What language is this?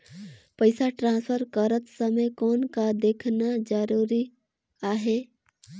Chhattisgarhi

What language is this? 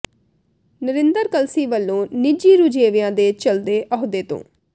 Punjabi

